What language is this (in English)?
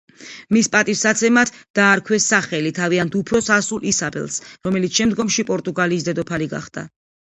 Georgian